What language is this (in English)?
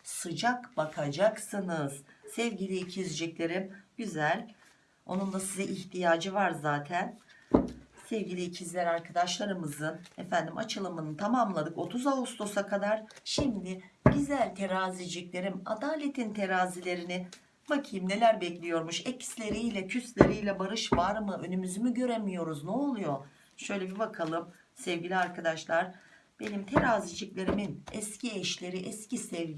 Turkish